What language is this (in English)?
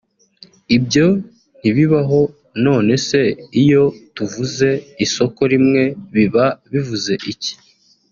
Kinyarwanda